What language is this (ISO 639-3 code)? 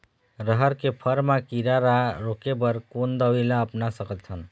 hne